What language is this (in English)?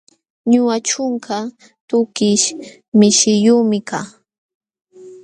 Jauja Wanca Quechua